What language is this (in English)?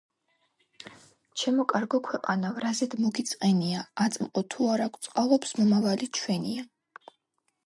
Georgian